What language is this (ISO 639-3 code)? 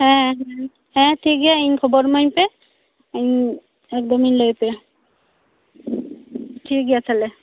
sat